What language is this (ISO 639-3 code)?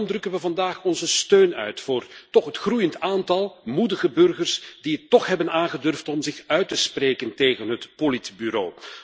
nld